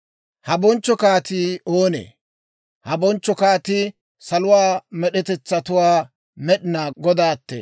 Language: Dawro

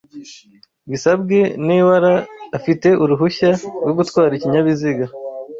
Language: Kinyarwanda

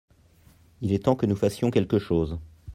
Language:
French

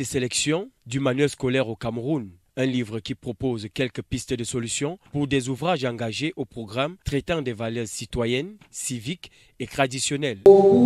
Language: French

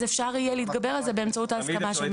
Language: Hebrew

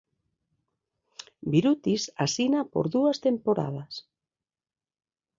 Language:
Galician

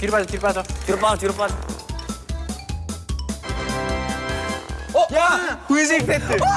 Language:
Korean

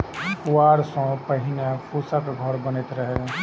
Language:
Maithili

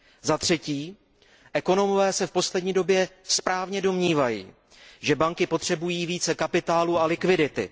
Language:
Czech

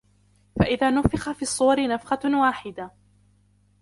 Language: Arabic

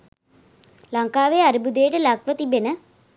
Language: Sinhala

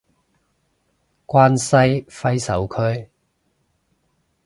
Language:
Cantonese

